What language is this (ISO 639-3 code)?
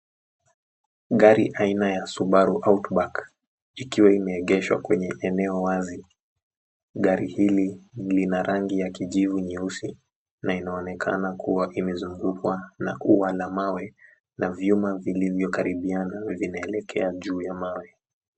swa